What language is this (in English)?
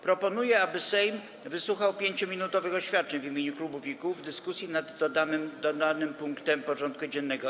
Polish